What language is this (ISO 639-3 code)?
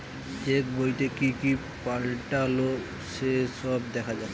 ben